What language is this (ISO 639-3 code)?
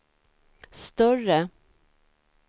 swe